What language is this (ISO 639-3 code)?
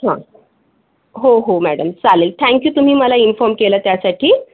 mar